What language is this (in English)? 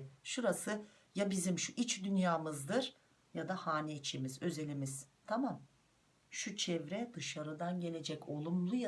Turkish